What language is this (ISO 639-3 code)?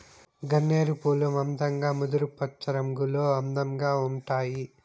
tel